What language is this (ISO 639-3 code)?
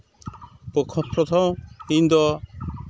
sat